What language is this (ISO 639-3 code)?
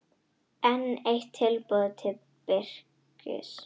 isl